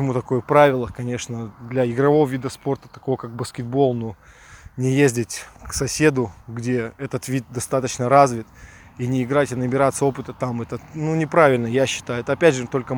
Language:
Russian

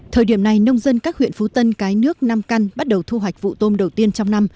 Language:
Vietnamese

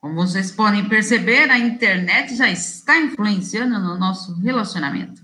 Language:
Portuguese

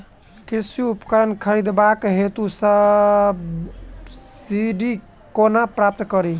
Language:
Maithili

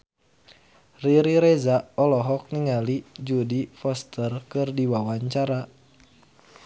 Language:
Sundanese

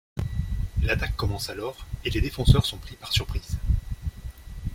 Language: French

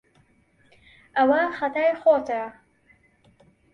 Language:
Central Kurdish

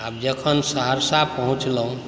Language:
Maithili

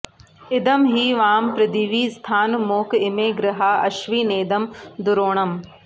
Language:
Sanskrit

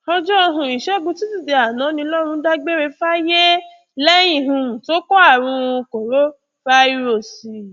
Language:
Yoruba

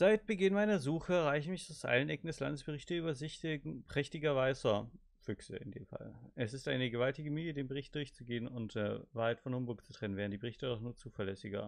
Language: German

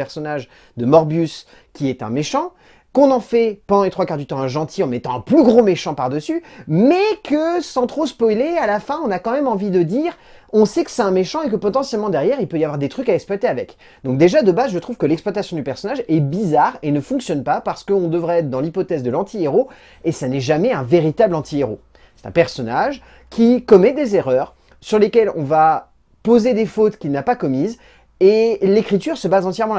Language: French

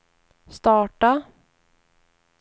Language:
Swedish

